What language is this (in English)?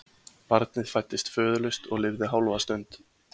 Icelandic